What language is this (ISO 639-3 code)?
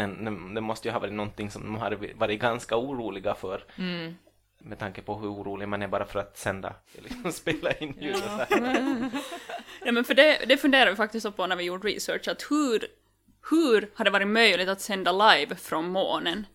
swe